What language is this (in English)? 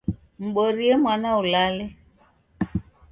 Taita